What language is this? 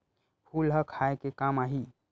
Chhattisgarhi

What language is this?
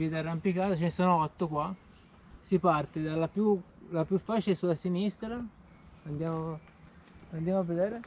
Italian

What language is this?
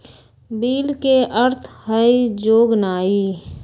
Magahi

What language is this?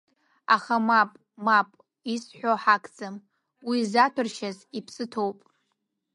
Abkhazian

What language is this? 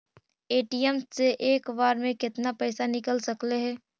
Magahi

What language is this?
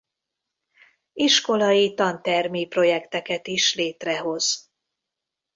Hungarian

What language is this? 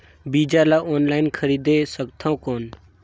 Chhattisgarhi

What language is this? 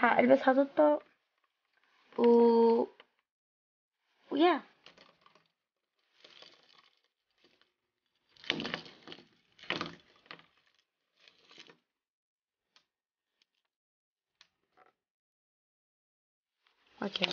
Arabic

